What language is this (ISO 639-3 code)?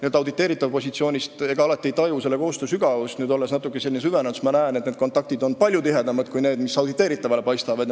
est